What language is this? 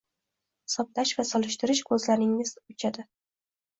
Uzbek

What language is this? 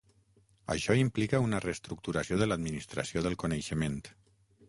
Catalan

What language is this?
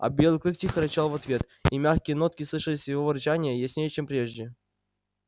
Russian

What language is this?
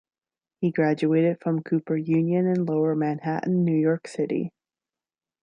English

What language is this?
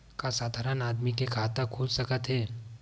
Chhattisgarhi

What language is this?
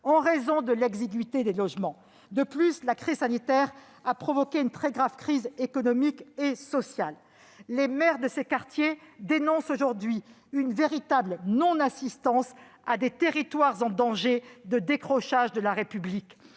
French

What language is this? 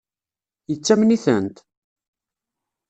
Kabyle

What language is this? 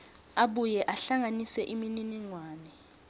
Swati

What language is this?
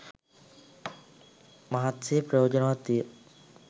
Sinhala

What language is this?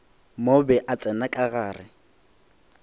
Northern Sotho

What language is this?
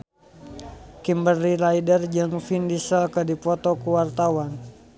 Sundanese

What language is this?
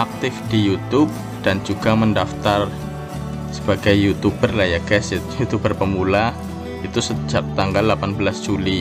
Indonesian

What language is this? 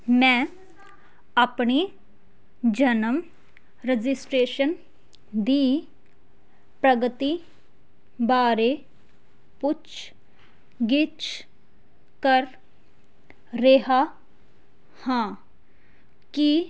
Punjabi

